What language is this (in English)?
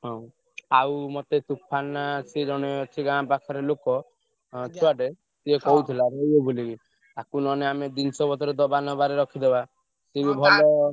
Odia